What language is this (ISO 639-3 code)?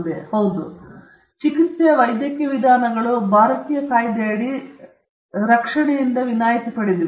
kan